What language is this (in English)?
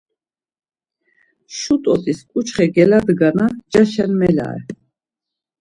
Laz